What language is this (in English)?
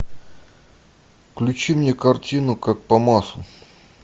Russian